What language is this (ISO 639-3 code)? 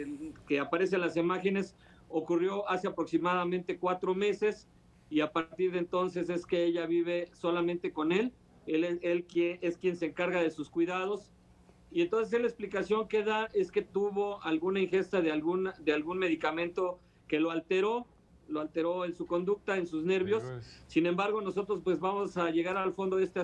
spa